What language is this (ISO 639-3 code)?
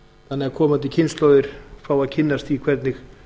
isl